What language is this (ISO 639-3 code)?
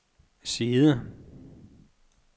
dan